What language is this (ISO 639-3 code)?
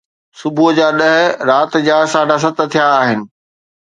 snd